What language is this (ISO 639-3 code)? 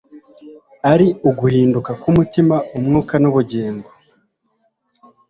kin